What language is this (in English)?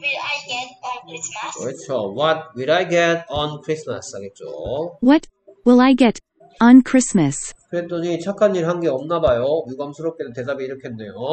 Korean